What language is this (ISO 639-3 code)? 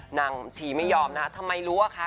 tha